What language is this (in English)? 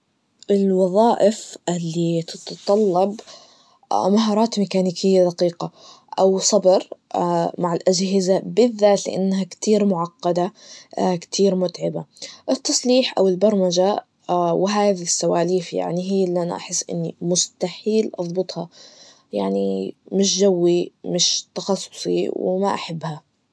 Najdi Arabic